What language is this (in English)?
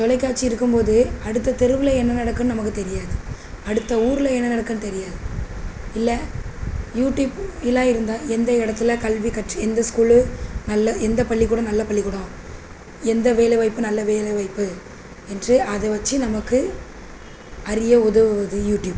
Tamil